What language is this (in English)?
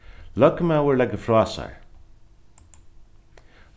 Faroese